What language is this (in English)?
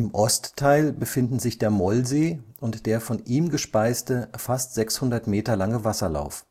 German